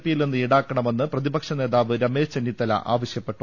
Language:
Malayalam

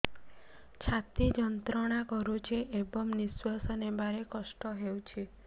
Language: Odia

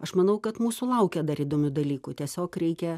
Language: Lithuanian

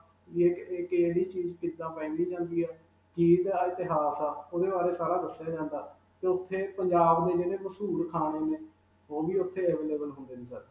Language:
Punjabi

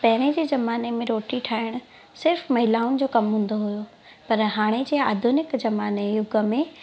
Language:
Sindhi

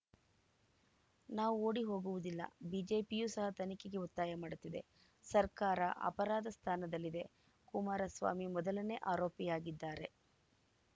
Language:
Kannada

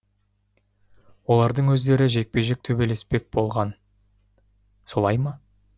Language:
Kazakh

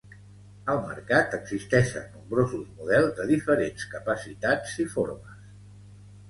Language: Catalan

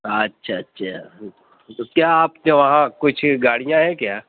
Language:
Urdu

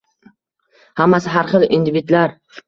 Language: Uzbek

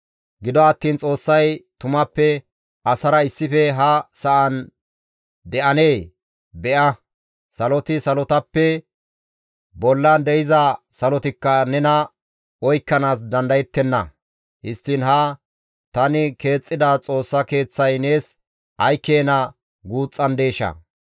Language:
Gamo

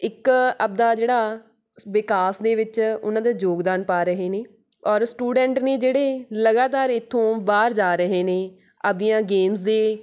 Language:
Punjabi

